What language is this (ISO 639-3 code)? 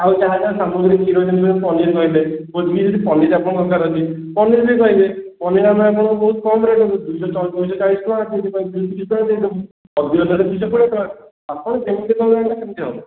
ori